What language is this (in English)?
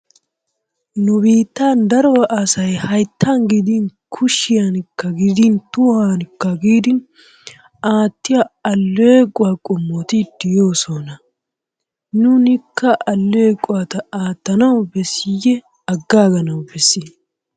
Wolaytta